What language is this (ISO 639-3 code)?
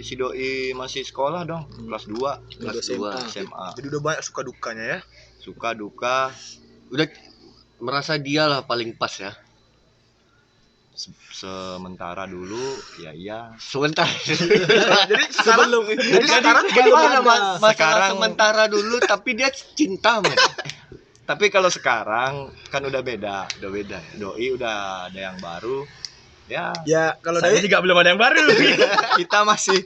ind